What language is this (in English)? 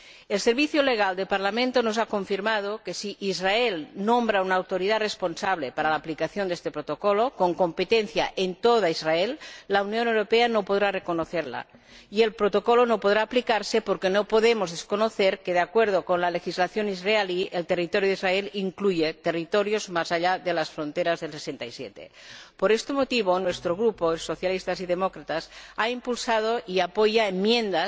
Spanish